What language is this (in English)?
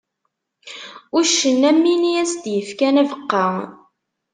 Kabyle